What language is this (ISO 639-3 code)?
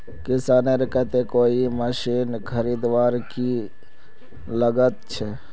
mag